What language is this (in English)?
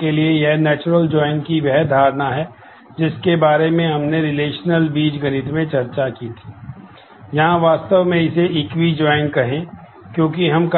Hindi